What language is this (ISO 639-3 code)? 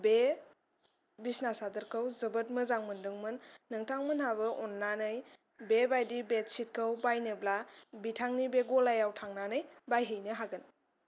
brx